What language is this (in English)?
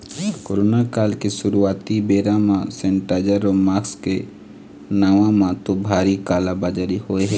Chhattisgarhi